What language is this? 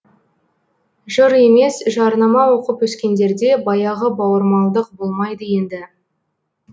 Kazakh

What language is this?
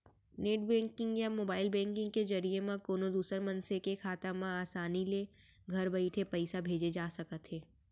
Chhattisgarhi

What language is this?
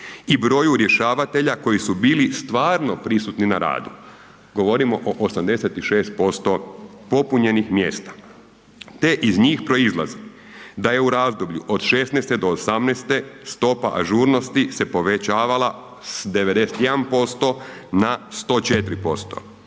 Croatian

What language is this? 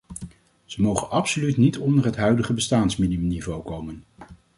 Dutch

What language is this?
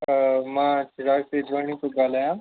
Sindhi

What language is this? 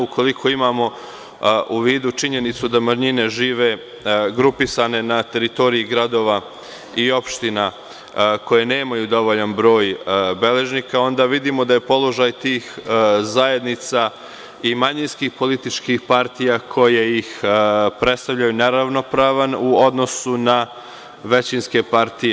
Serbian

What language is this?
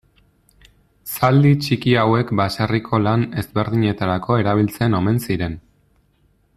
Basque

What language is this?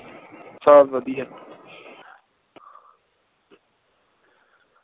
Punjabi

